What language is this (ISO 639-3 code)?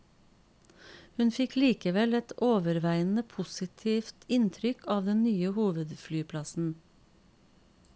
nor